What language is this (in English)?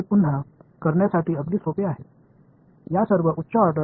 Tamil